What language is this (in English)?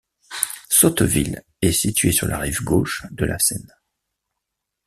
French